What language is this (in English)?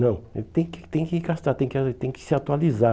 Portuguese